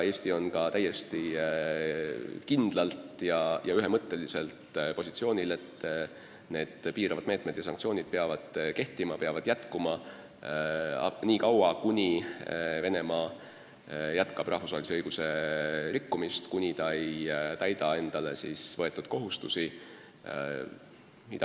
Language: Estonian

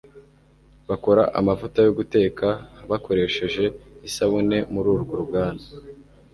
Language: Kinyarwanda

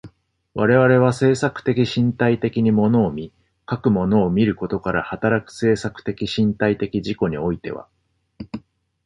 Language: Japanese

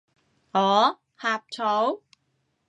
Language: Cantonese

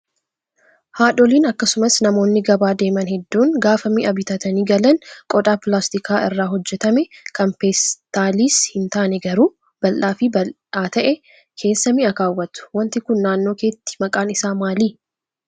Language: Oromo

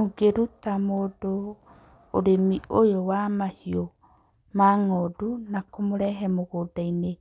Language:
Kikuyu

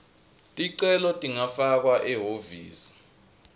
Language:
Swati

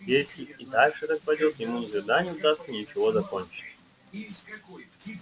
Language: Russian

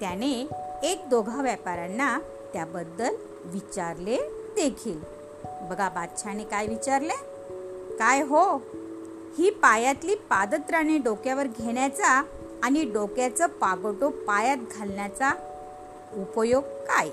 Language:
Marathi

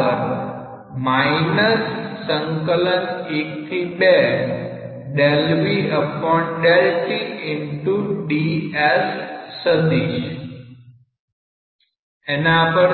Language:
Gujarati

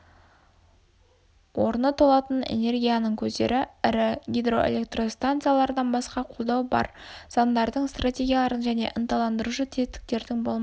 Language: Kazakh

